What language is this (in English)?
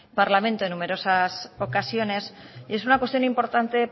Spanish